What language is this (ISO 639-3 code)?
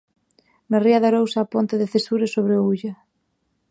glg